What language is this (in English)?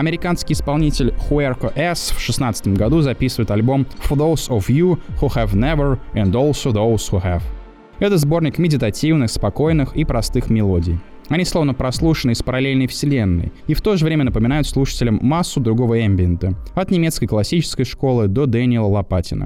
Russian